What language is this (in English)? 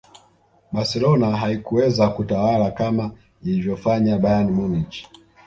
Swahili